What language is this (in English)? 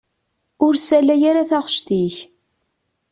Kabyle